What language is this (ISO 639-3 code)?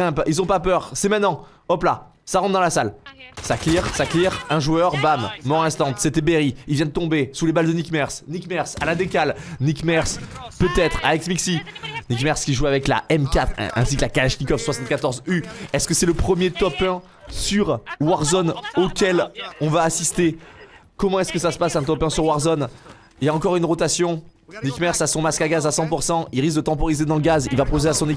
fra